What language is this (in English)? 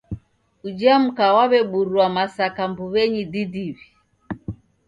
Taita